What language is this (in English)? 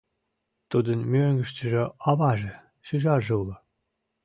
Mari